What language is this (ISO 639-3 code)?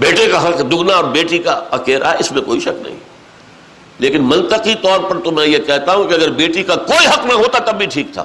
urd